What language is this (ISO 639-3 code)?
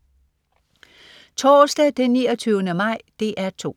dan